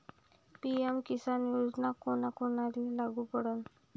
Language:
Marathi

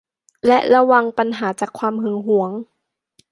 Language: Thai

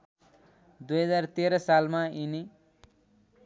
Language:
Nepali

